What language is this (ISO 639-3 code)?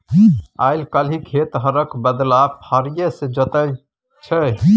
mai